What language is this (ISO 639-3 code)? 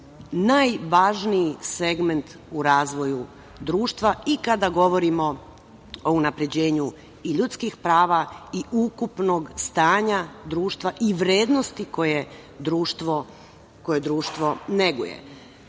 srp